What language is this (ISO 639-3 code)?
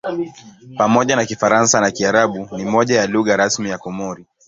swa